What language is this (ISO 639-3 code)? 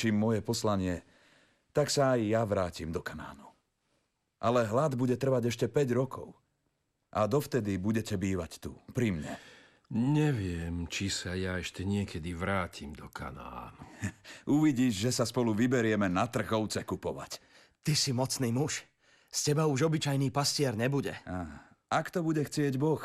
slk